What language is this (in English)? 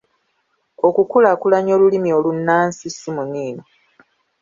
Ganda